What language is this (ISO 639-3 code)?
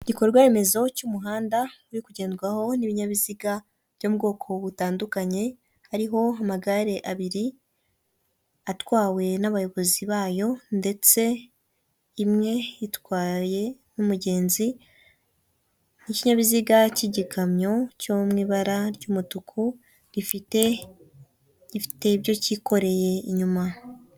kin